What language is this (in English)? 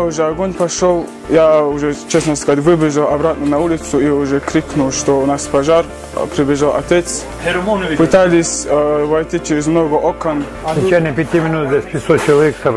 Russian